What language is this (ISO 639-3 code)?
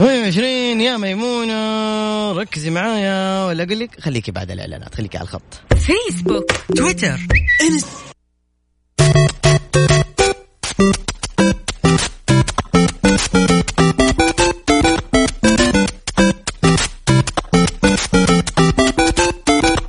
ara